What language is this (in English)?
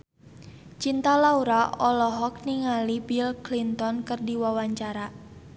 Sundanese